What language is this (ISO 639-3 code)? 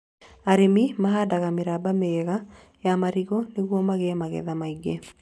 kik